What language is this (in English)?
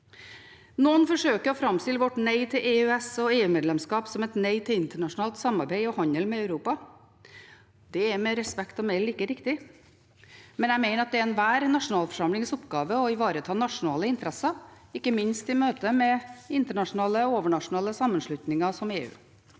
Norwegian